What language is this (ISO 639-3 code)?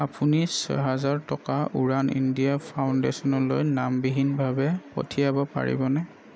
asm